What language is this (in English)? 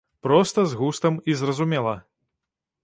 Belarusian